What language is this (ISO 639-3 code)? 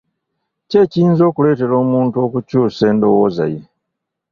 lug